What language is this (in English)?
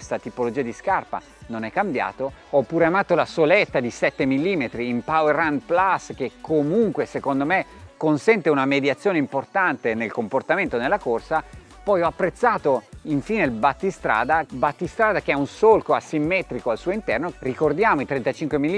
Italian